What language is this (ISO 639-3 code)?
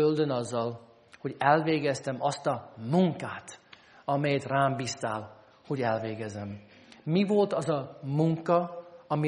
hun